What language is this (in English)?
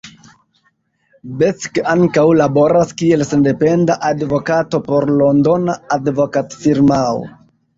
Esperanto